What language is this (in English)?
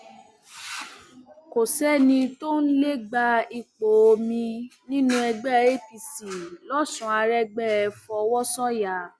Yoruba